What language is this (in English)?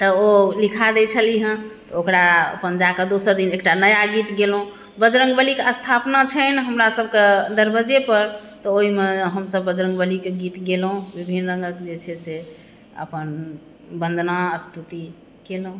Maithili